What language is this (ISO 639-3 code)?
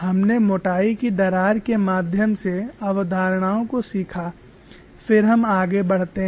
hin